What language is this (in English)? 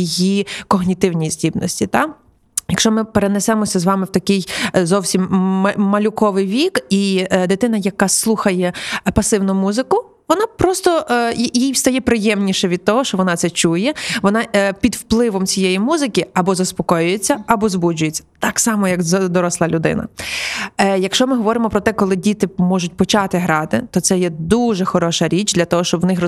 Ukrainian